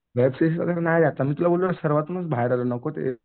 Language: Marathi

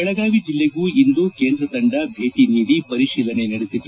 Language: Kannada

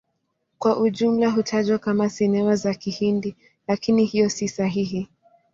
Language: Swahili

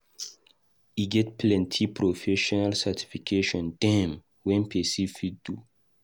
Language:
Nigerian Pidgin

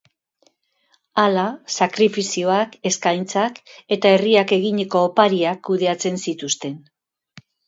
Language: Basque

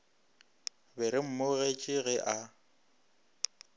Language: Northern Sotho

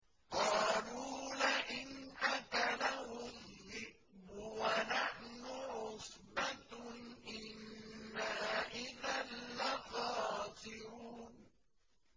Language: Arabic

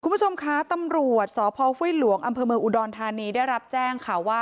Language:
Thai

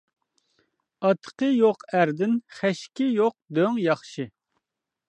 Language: Uyghur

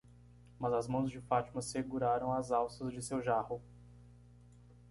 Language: Portuguese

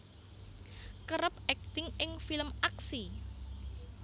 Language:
Javanese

